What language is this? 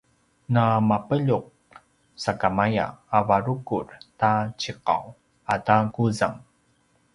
Paiwan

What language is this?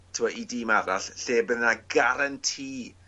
Welsh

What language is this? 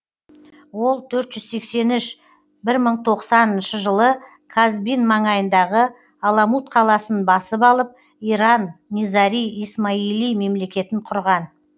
Kazakh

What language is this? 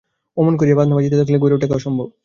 Bangla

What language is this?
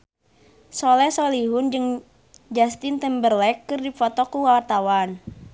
Sundanese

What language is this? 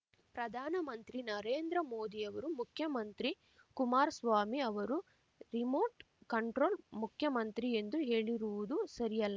Kannada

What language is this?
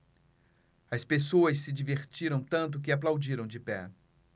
Portuguese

